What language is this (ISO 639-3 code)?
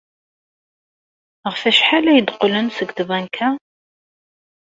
kab